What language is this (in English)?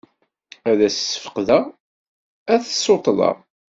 Kabyle